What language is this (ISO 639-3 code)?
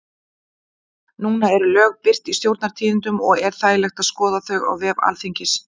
isl